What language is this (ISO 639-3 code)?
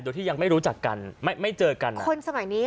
tha